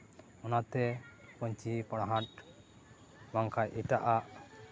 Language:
Santali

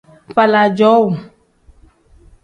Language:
Tem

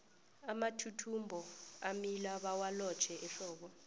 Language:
South Ndebele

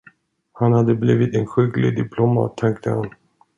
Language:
Swedish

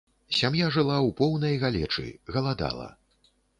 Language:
Belarusian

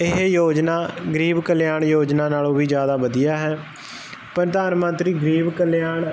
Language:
Punjabi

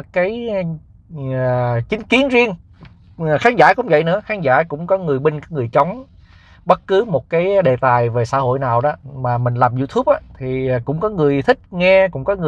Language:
Vietnamese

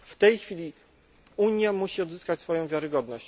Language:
Polish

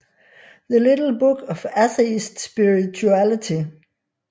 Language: Danish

